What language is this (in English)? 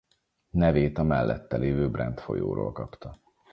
Hungarian